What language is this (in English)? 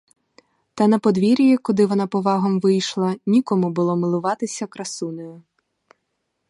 Ukrainian